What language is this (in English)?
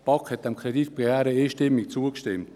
Swiss German